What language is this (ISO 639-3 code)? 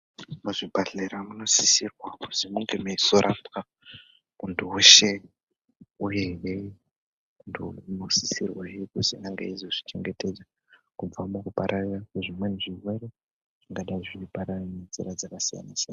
ndc